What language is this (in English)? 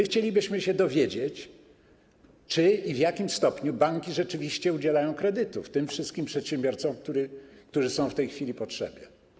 Polish